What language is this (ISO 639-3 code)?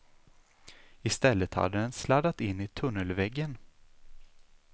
swe